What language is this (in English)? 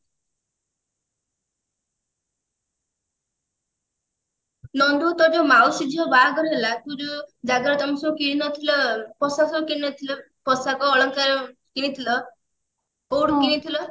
Odia